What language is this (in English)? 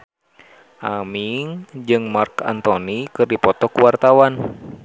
Sundanese